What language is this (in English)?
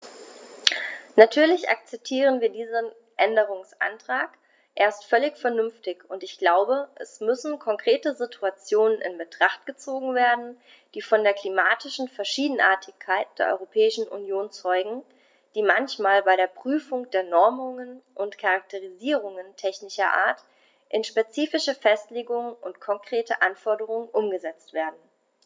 German